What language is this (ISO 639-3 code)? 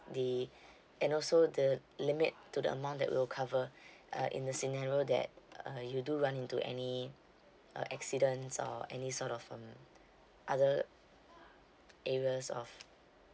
eng